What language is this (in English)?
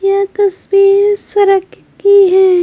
Hindi